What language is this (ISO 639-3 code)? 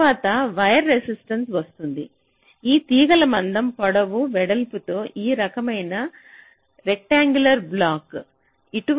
tel